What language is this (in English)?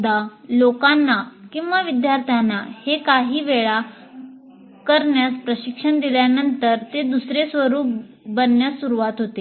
Marathi